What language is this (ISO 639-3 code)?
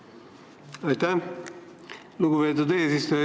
est